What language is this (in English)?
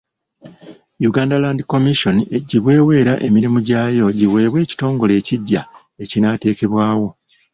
Ganda